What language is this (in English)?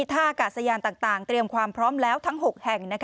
Thai